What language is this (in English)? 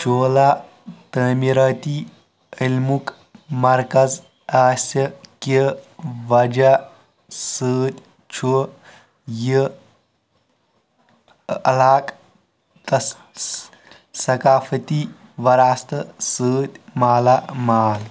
Kashmiri